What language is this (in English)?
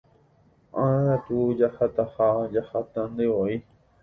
Guarani